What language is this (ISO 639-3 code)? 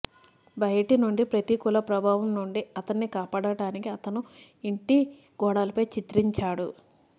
tel